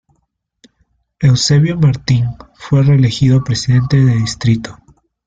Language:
Spanish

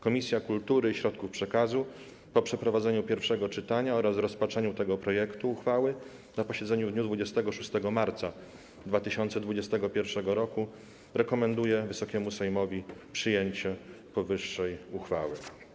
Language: Polish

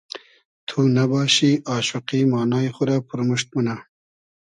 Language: Hazaragi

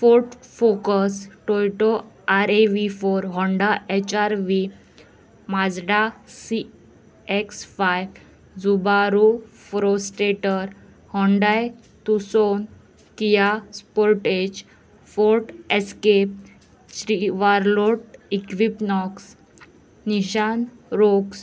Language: Konkani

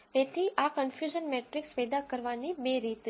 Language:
Gujarati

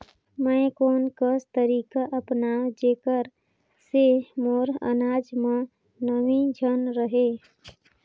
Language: Chhattisgarhi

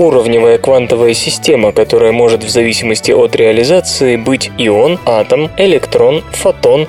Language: Russian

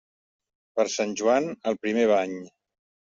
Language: Catalan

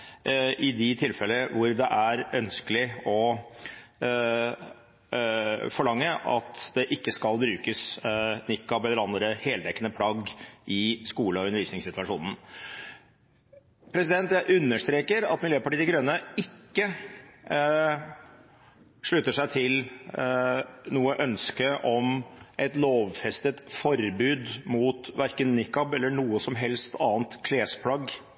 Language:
Norwegian Bokmål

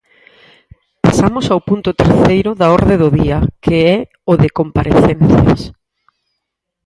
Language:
Galician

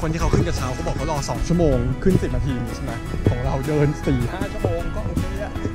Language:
Thai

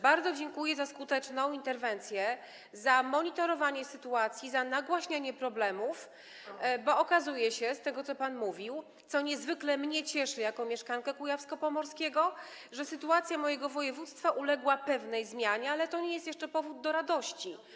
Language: Polish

